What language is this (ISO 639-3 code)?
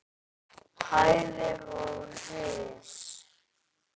isl